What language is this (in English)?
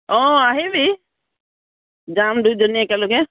Assamese